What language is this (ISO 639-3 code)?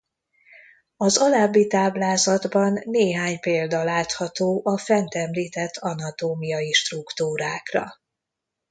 hun